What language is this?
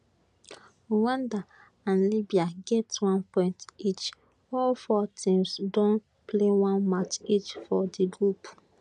Nigerian Pidgin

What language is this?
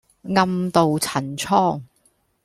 Cantonese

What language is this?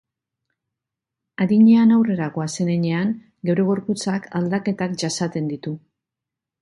Basque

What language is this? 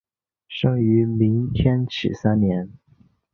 Chinese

